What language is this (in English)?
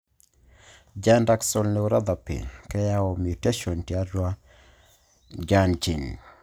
Masai